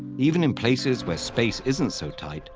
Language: English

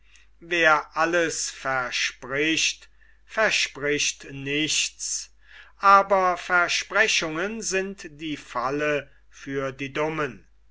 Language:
German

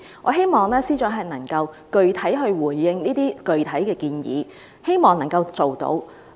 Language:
Cantonese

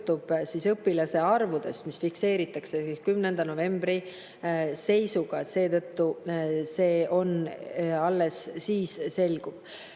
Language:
Estonian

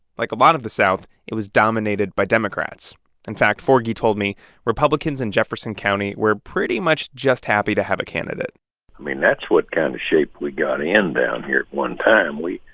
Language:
English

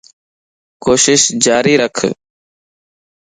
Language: Lasi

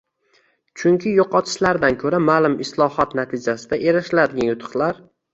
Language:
Uzbek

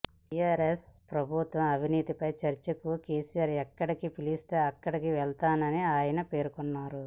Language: Telugu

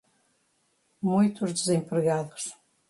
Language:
Portuguese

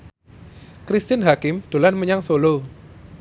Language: Javanese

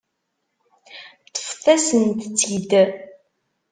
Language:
Kabyle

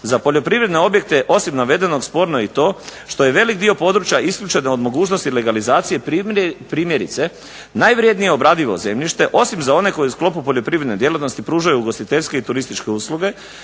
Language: Croatian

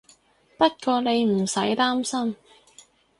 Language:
Cantonese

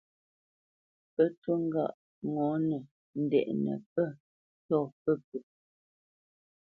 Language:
Bamenyam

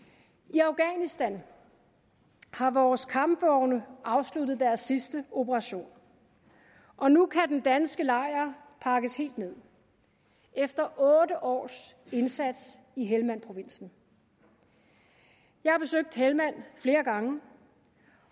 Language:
Danish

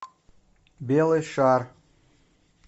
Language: Russian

